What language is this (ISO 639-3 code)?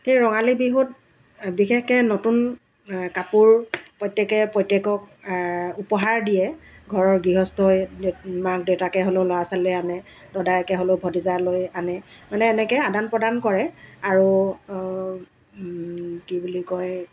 asm